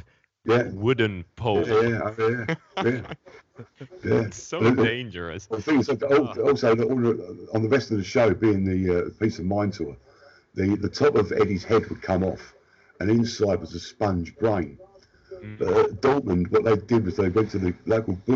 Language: Swedish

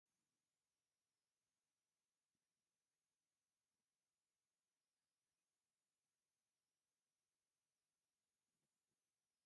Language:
Tigrinya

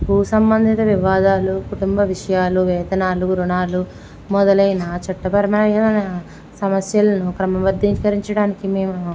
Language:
Telugu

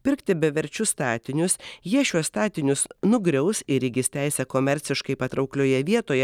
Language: Lithuanian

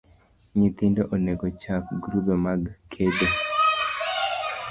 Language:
Luo (Kenya and Tanzania)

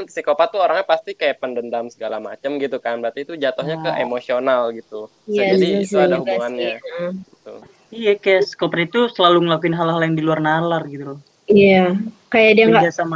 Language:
Indonesian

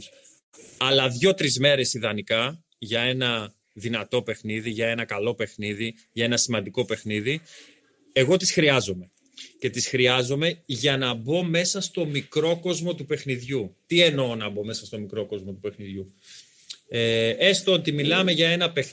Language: Greek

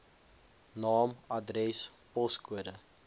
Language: Afrikaans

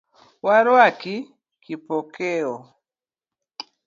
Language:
Luo (Kenya and Tanzania)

